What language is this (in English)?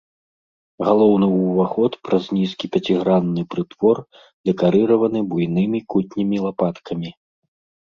Belarusian